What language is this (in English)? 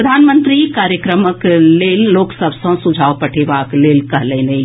Maithili